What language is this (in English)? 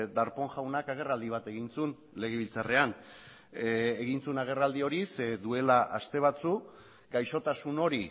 Basque